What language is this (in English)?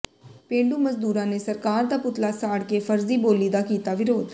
Punjabi